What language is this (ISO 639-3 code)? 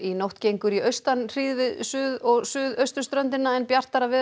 isl